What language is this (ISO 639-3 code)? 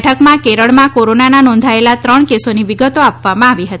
guj